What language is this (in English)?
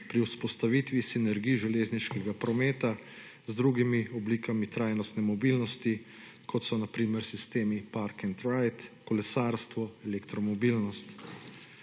Slovenian